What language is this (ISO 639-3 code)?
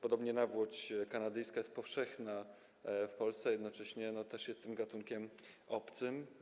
pol